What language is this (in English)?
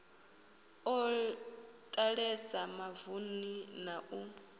Venda